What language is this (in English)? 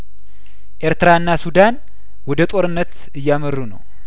Amharic